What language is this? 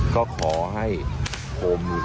Thai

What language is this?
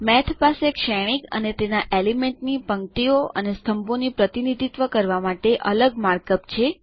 Gujarati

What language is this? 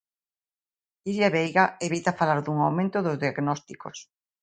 Galician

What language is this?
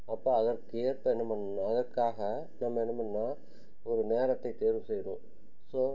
Tamil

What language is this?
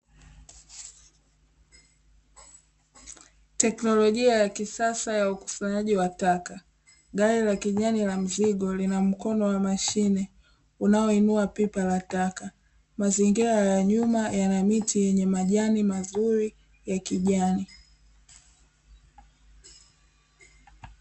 Swahili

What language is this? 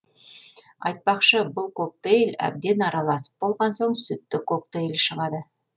Kazakh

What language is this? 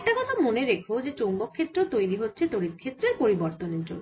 Bangla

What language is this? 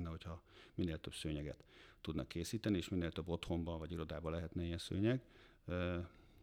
Hungarian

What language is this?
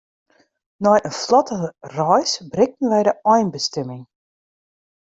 Western Frisian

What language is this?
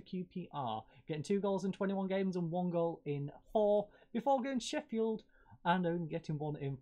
English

